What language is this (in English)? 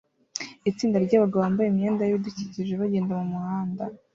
Kinyarwanda